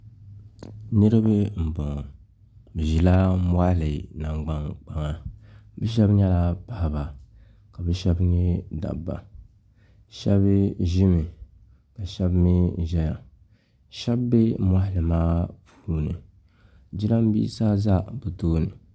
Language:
Dagbani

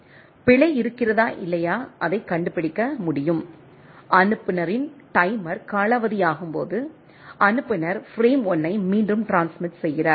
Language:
Tamil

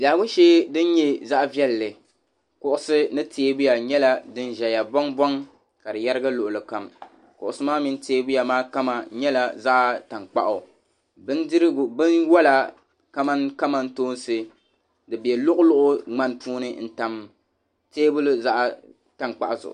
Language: Dagbani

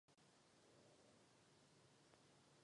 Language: Czech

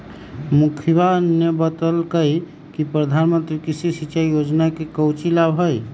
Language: Magahi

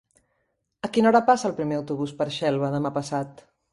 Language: Catalan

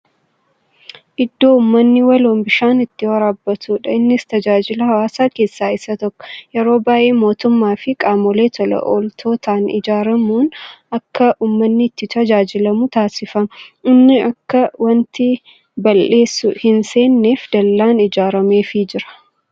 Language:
Oromo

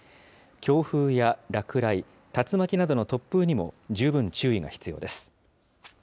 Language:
Japanese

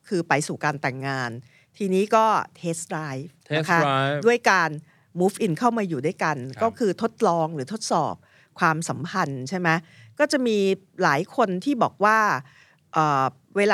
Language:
Thai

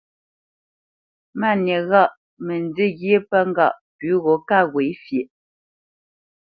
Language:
Bamenyam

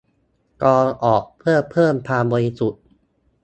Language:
Thai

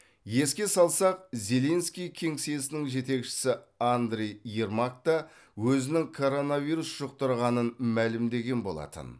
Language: Kazakh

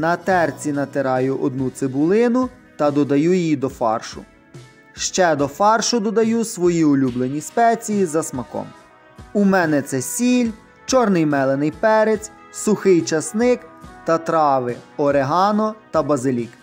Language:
Ukrainian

